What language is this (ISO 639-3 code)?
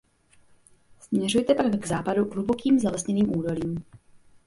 ces